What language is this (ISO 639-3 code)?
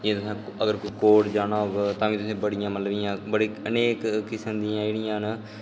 doi